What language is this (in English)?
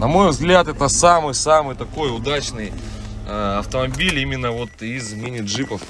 Russian